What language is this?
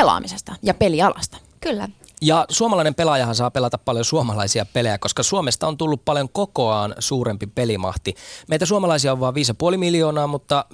Finnish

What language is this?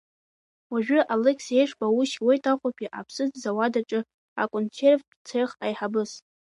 Abkhazian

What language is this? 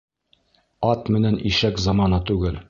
Bashkir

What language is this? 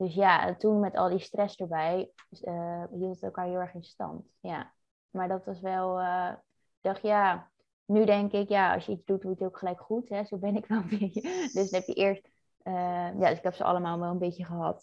Dutch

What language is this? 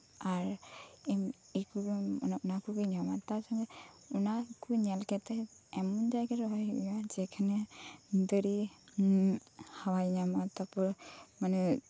Santali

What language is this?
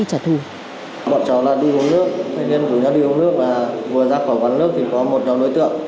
Vietnamese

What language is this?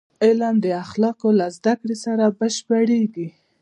Pashto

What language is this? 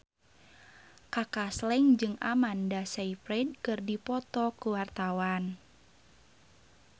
Sundanese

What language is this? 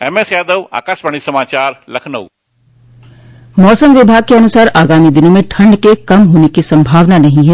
Hindi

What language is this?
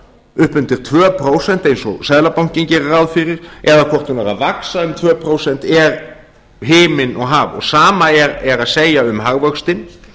Icelandic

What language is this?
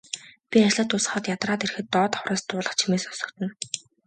Mongolian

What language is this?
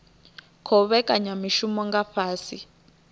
Venda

